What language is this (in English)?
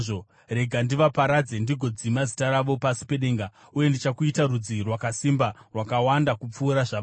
Shona